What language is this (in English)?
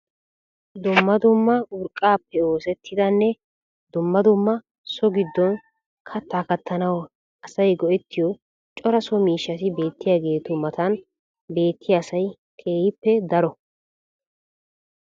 Wolaytta